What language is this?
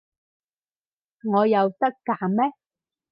Cantonese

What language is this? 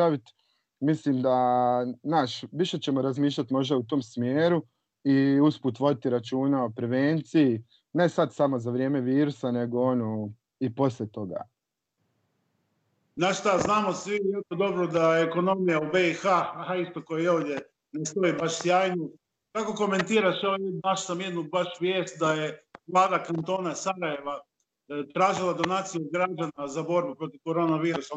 Croatian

